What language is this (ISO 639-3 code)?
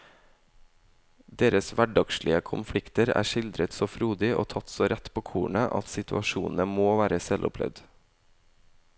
nor